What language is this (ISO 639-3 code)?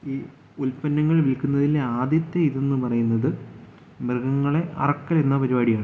mal